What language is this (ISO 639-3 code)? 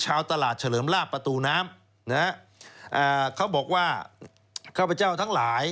tha